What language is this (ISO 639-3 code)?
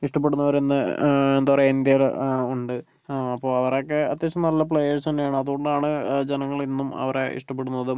mal